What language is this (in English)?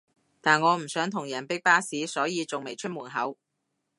Cantonese